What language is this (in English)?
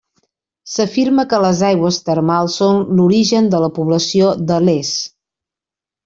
Catalan